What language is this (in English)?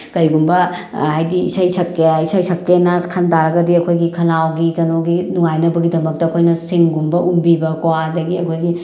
Manipuri